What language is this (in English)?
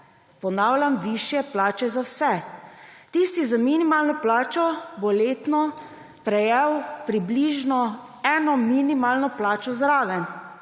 Slovenian